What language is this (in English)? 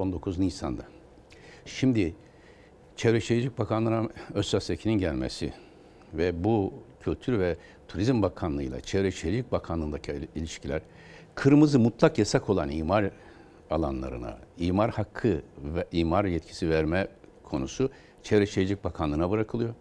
Turkish